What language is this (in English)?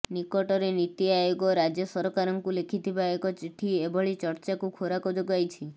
Odia